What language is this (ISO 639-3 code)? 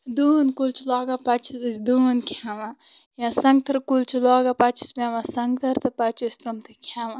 kas